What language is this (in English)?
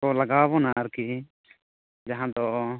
Santali